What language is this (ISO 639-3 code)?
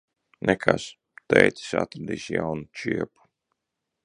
lav